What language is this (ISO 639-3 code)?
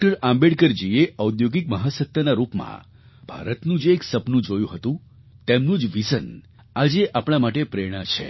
guj